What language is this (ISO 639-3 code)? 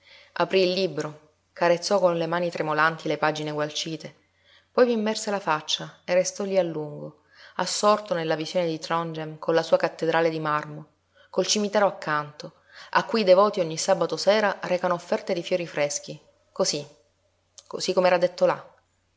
ita